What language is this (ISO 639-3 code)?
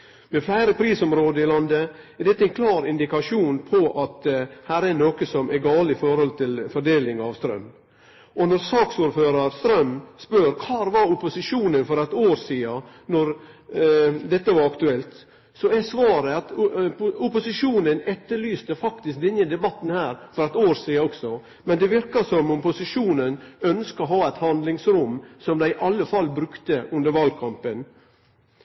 nno